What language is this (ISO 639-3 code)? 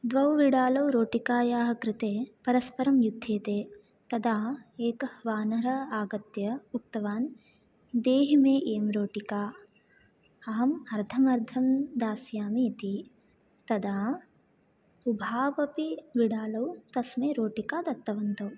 san